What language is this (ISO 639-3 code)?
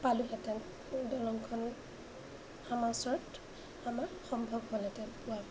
asm